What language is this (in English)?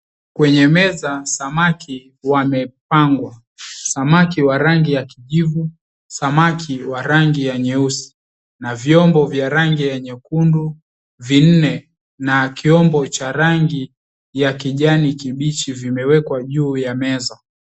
Swahili